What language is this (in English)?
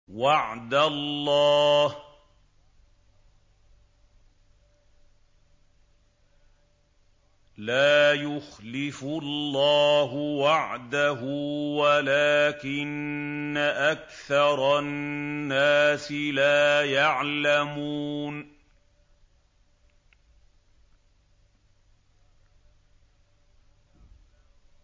Arabic